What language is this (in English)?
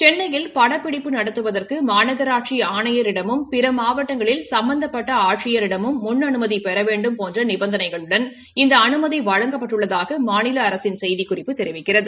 Tamil